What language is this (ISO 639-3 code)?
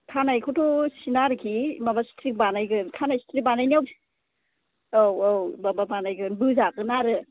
brx